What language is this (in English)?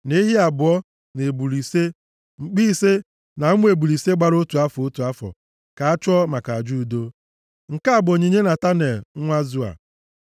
Igbo